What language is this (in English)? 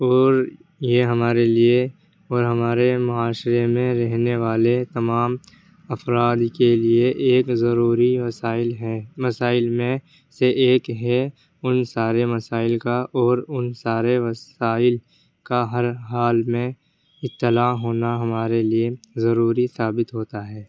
Urdu